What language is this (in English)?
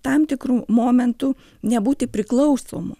Lithuanian